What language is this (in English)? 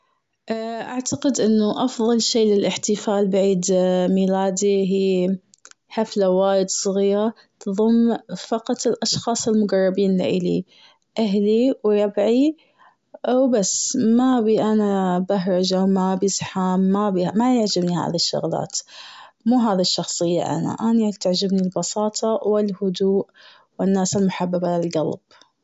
Gulf Arabic